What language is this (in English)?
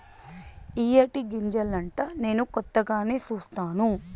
Telugu